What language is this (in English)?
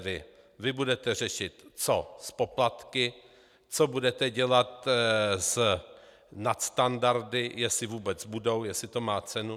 Czech